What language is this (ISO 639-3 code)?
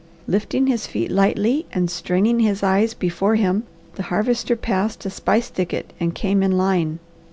eng